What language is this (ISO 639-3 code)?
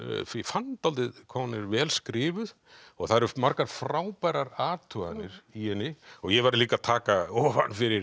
isl